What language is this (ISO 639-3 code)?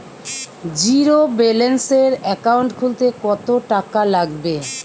ben